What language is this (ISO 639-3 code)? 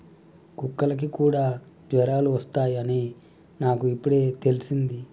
tel